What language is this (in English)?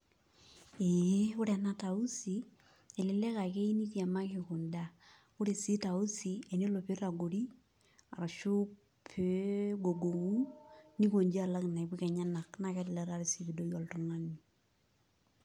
Masai